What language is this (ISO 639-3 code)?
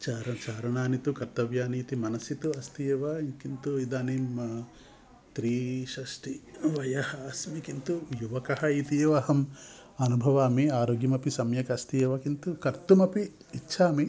san